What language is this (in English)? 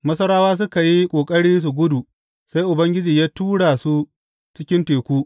Hausa